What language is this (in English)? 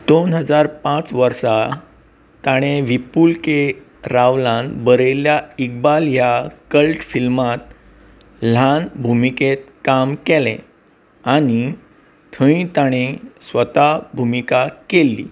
Konkani